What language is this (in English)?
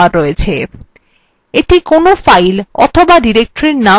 Bangla